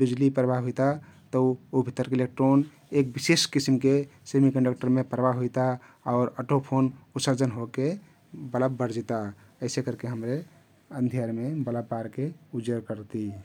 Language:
Kathoriya Tharu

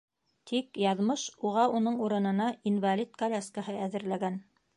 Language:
Bashkir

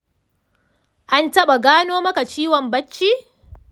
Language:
Hausa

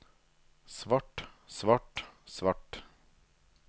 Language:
Norwegian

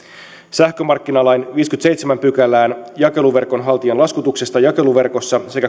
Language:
Finnish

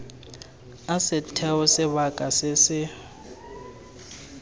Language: Tswana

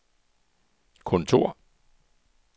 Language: Danish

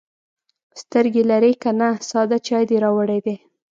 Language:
Pashto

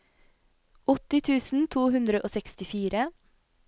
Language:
Norwegian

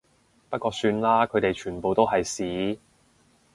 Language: Cantonese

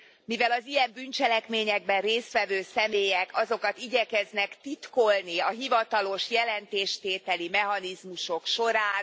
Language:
Hungarian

